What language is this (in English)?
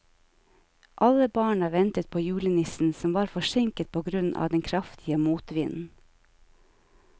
Norwegian